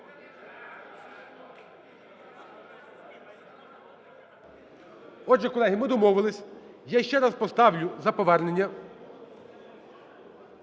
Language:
Ukrainian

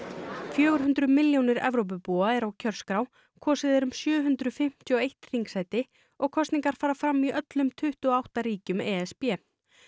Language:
Icelandic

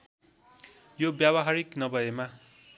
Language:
Nepali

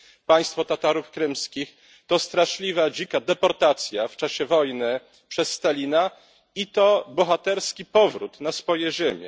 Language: Polish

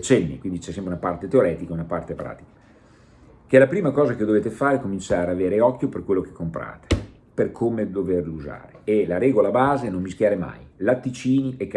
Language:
Italian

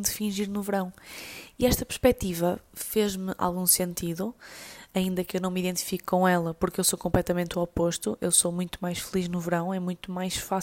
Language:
Portuguese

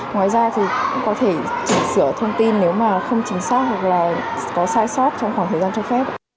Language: Vietnamese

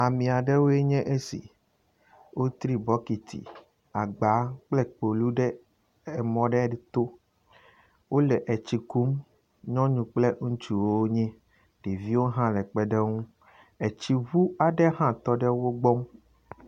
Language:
Ewe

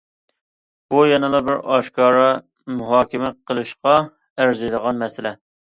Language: Uyghur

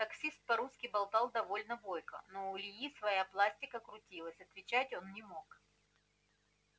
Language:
Russian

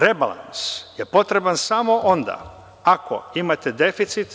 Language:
Serbian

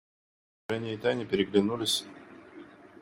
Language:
Russian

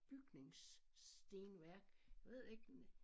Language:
Danish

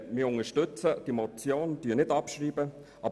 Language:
Swiss German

